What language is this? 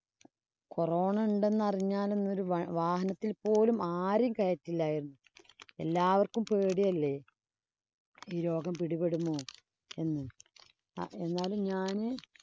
Malayalam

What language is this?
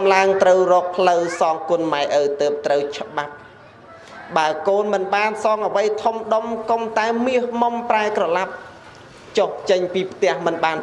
Vietnamese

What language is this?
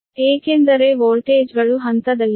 Kannada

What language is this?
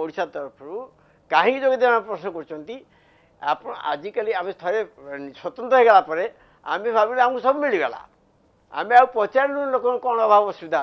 Hindi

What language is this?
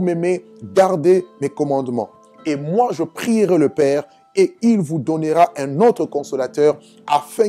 French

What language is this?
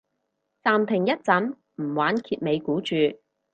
Cantonese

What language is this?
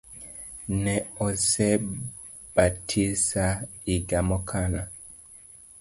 Luo (Kenya and Tanzania)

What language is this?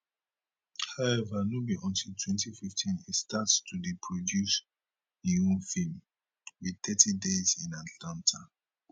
Nigerian Pidgin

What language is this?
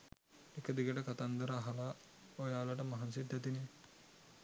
Sinhala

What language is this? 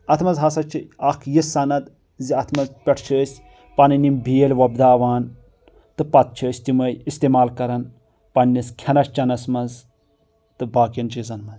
Kashmiri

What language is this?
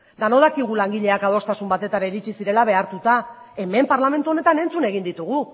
Basque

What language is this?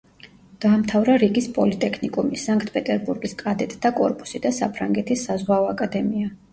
Georgian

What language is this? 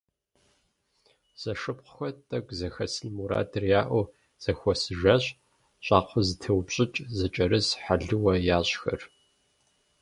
Kabardian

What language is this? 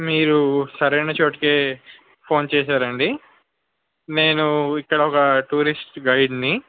Telugu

